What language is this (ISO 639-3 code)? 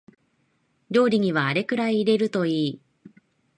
jpn